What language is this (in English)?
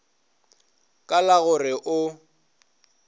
Northern Sotho